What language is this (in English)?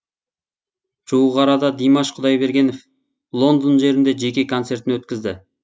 Kazakh